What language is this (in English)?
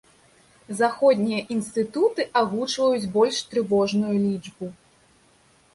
Belarusian